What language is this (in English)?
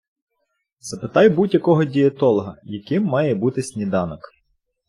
Ukrainian